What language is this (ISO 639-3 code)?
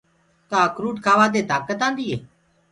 ggg